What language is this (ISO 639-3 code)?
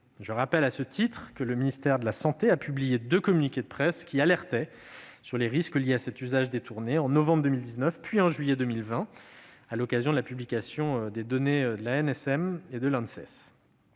fra